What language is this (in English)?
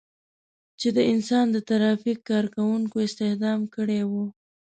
Pashto